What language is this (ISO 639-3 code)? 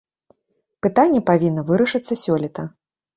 bel